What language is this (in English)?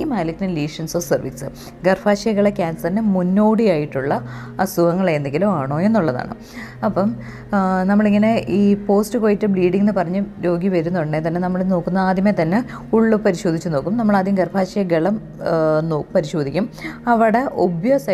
Malayalam